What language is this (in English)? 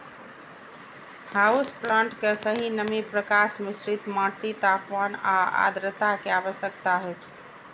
Maithili